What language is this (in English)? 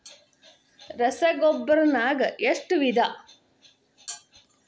Kannada